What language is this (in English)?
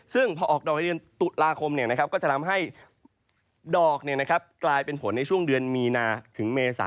Thai